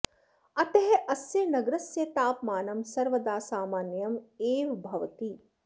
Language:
Sanskrit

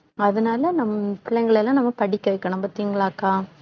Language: Tamil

